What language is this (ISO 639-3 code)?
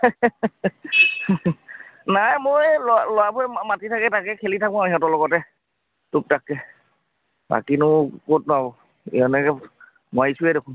asm